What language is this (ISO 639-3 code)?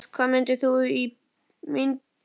isl